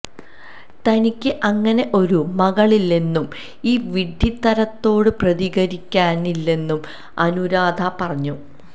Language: Malayalam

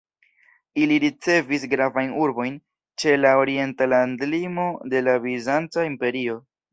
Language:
Esperanto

